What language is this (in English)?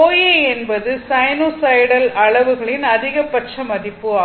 Tamil